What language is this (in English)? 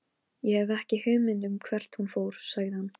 Icelandic